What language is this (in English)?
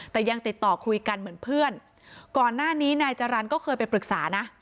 Thai